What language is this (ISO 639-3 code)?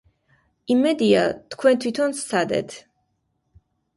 kat